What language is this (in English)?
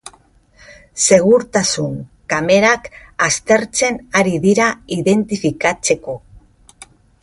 Basque